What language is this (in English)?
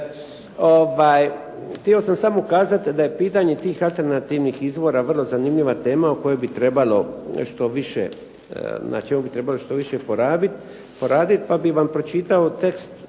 Croatian